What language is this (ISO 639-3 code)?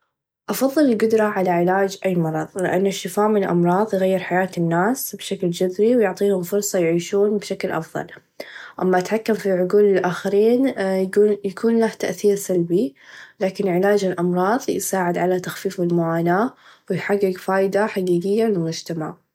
ars